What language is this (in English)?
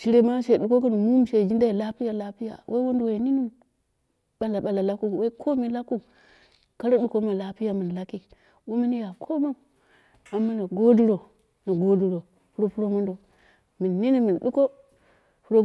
Dera (Nigeria)